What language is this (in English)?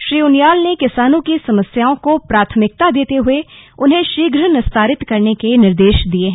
Hindi